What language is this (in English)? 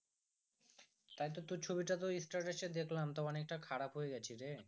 Bangla